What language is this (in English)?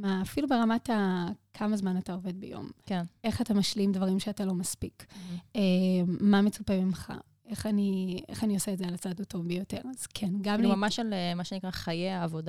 Hebrew